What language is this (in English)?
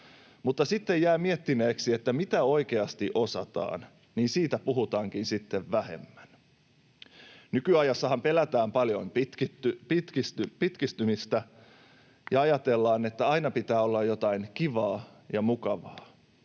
Finnish